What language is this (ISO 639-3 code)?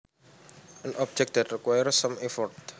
jav